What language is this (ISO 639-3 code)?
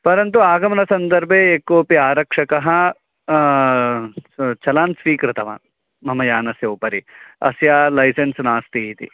san